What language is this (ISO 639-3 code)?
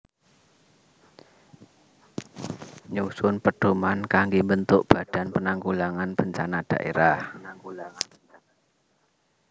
jav